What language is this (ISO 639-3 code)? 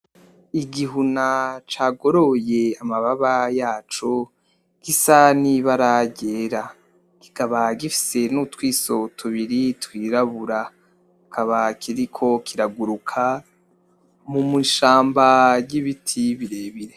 run